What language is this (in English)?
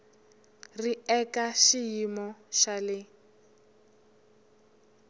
Tsonga